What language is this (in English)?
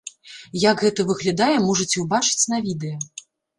Belarusian